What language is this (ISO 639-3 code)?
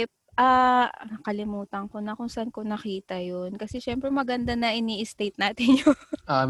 fil